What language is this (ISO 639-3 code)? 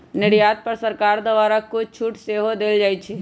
mag